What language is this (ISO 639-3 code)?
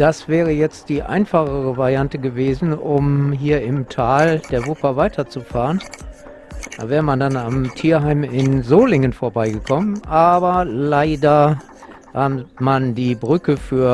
deu